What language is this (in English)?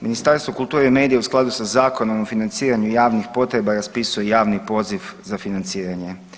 Croatian